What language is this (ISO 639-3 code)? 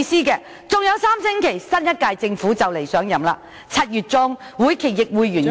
yue